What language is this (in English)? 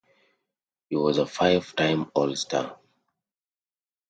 English